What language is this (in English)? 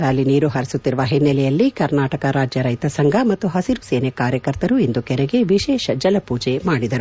Kannada